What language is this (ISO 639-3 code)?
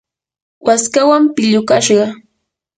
qur